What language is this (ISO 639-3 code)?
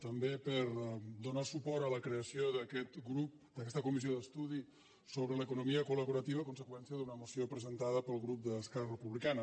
cat